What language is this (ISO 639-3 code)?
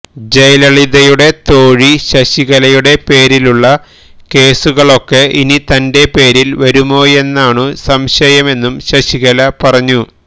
mal